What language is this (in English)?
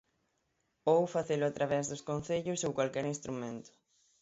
Galician